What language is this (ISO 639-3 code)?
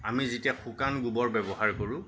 asm